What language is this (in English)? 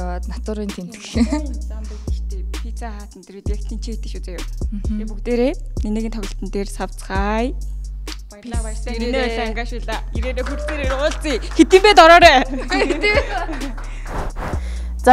Turkish